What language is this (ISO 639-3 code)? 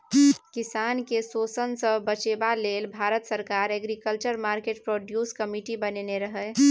mai